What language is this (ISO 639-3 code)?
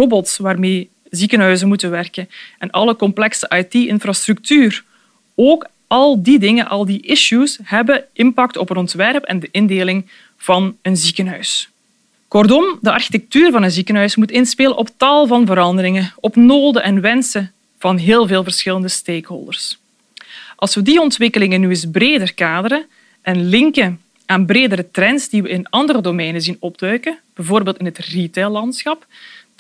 nld